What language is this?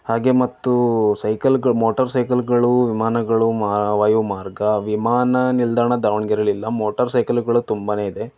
Kannada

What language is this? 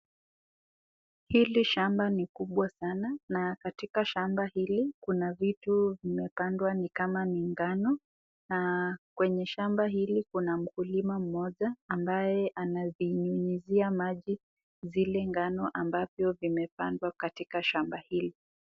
Swahili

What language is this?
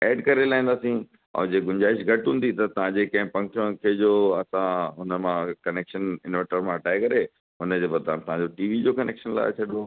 Sindhi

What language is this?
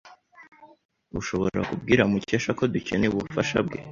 Kinyarwanda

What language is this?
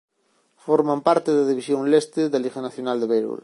Galician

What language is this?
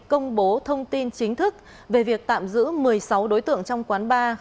Vietnamese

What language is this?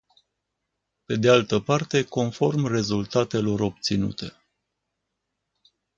Romanian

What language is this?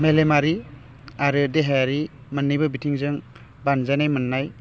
Bodo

